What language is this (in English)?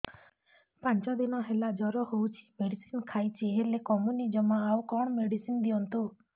Odia